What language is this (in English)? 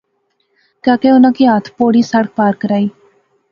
Pahari-Potwari